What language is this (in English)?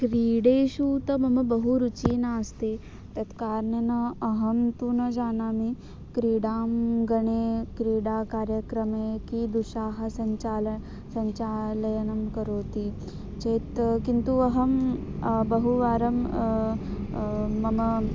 Sanskrit